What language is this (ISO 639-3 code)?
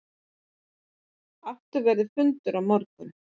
isl